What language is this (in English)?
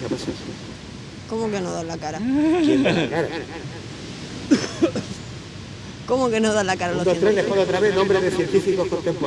Spanish